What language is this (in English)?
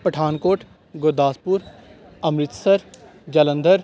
Punjabi